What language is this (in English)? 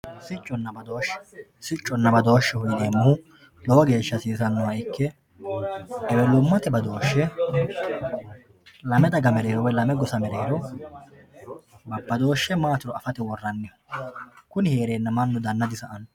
Sidamo